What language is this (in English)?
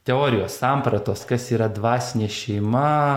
Lithuanian